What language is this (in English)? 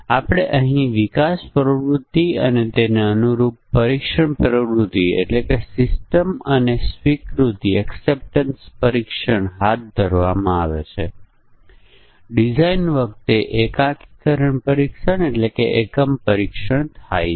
Gujarati